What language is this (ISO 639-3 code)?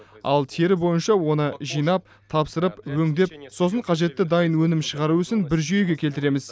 kaz